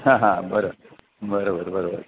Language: Marathi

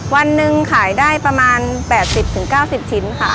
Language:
Thai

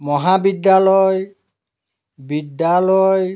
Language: Assamese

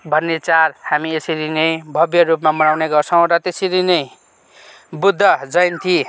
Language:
Nepali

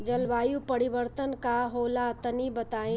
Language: Bhojpuri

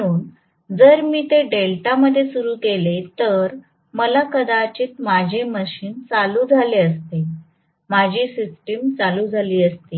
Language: Marathi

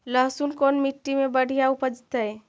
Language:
Magahi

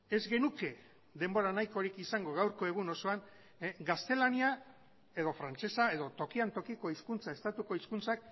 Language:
Basque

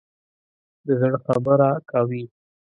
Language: Pashto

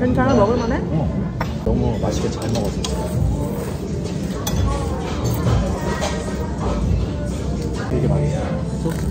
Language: Korean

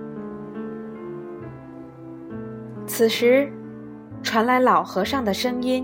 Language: Chinese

